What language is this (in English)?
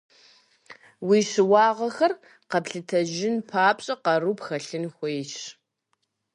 Kabardian